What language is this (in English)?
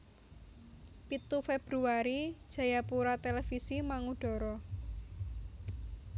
Javanese